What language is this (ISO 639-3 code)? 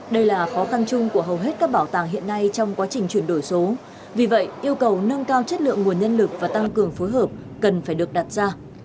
vie